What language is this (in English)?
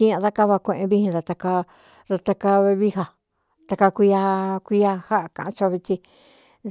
Cuyamecalco Mixtec